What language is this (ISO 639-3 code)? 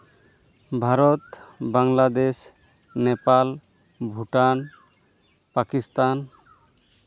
sat